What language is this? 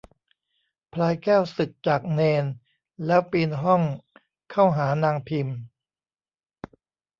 Thai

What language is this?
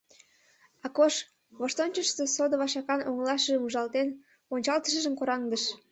Mari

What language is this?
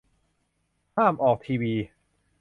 Thai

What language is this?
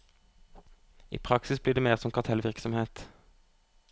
Norwegian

